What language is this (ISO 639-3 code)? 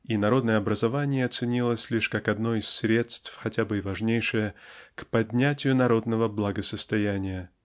rus